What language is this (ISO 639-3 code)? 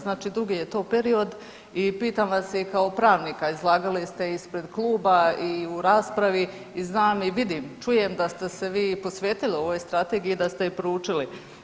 hrv